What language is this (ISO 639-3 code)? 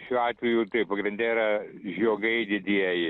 lit